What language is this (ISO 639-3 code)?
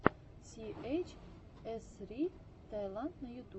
rus